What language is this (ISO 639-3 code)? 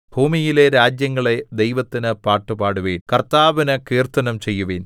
mal